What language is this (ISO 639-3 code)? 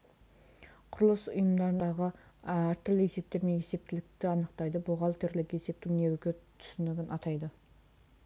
kaz